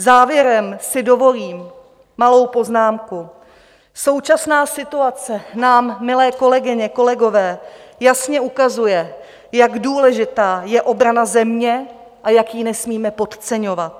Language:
Czech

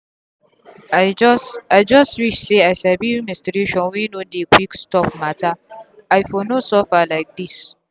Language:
Nigerian Pidgin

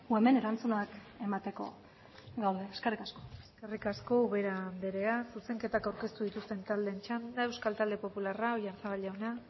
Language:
Basque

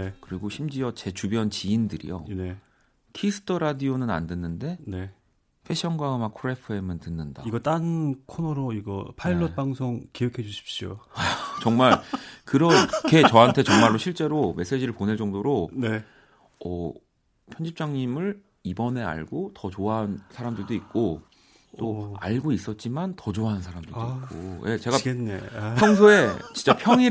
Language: Korean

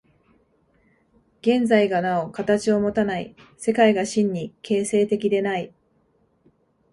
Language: Japanese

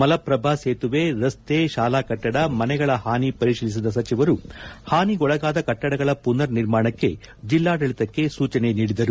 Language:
Kannada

